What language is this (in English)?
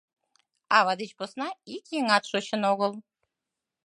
Mari